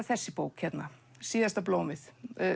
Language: Icelandic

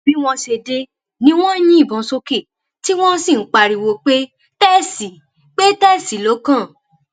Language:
Yoruba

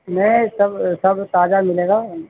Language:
Urdu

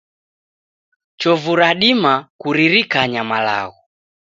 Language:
Taita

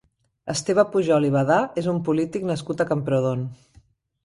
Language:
Catalan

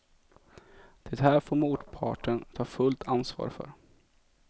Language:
Swedish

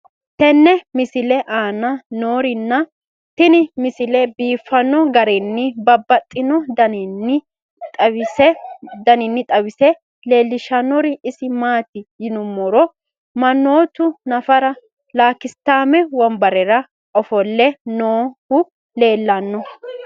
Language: Sidamo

